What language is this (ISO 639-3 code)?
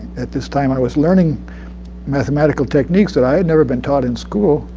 eng